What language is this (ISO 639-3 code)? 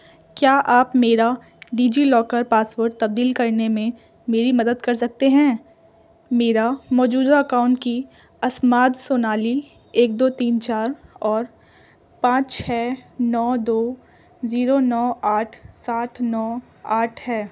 urd